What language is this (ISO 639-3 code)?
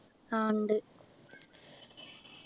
mal